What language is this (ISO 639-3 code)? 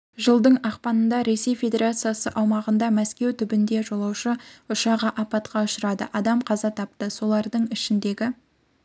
kaz